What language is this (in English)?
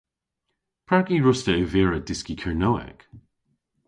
Cornish